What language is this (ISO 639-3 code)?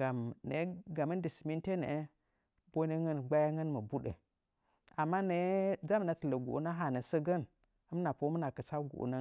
nja